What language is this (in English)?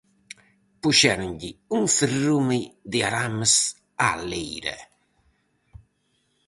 Galician